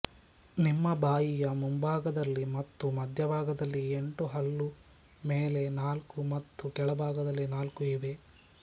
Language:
Kannada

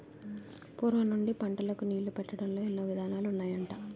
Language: Telugu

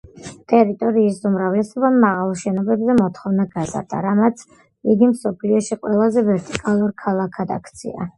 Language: Georgian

